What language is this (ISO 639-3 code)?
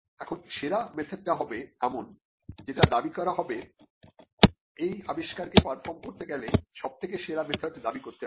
ben